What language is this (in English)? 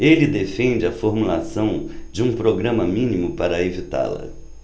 Portuguese